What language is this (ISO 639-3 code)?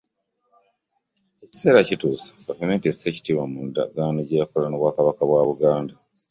lug